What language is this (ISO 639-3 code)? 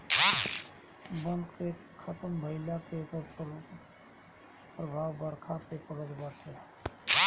bho